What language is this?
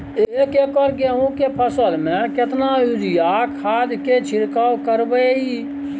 Maithili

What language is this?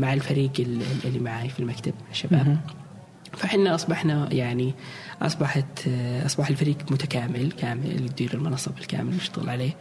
Arabic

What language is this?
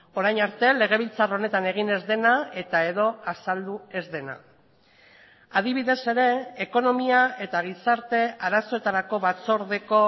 Basque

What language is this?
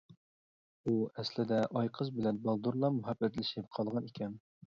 Uyghur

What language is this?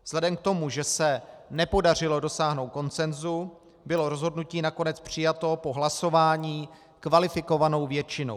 Czech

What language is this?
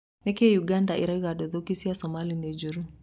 Kikuyu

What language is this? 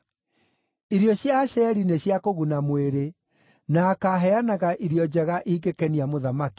Kikuyu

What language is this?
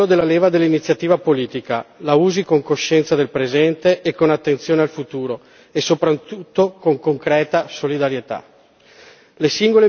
Italian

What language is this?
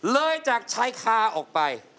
Thai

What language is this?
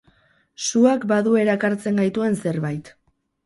Basque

